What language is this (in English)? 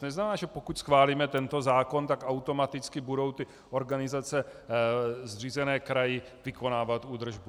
Czech